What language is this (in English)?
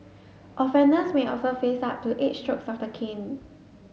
English